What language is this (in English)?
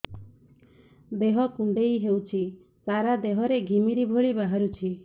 Odia